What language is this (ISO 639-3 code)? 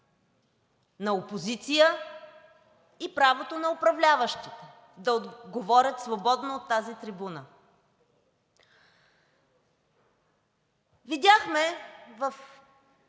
bul